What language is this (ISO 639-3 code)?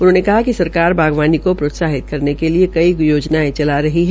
hin